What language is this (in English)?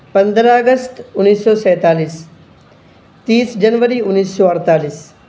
Urdu